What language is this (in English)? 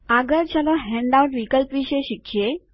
Gujarati